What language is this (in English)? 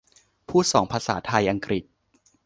Thai